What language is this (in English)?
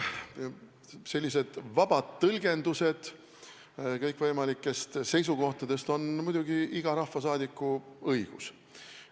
Estonian